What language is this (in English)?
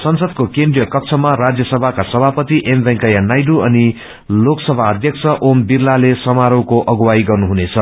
Nepali